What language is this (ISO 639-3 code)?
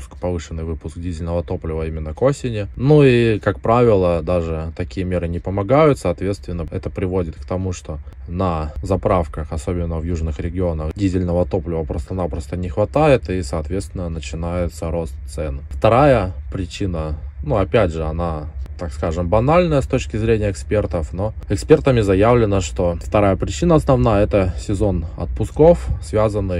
rus